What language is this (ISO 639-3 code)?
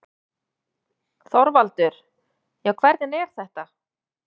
isl